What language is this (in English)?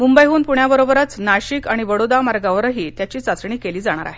Marathi